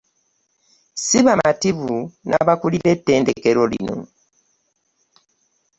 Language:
Ganda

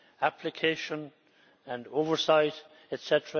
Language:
English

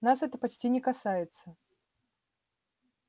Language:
Russian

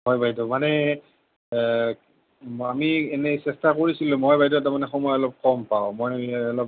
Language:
Assamese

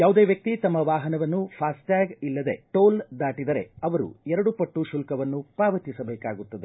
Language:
Kannada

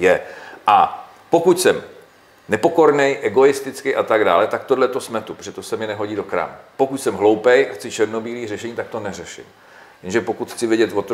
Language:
Czech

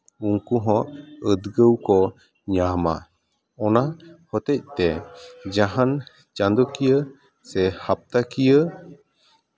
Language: Santali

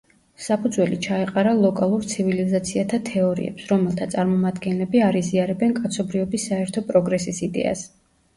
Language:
Georgian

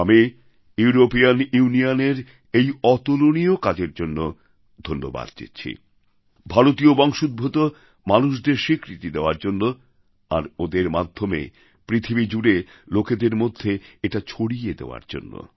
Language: Bangla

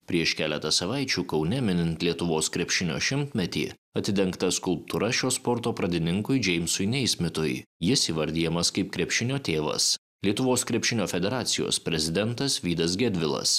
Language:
Lithuanian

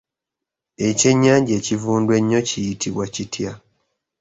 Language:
Ganda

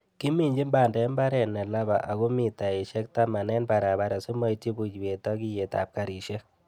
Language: Kalenjin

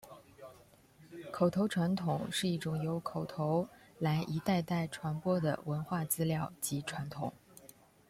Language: Chinese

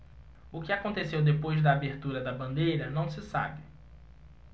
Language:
Portuguese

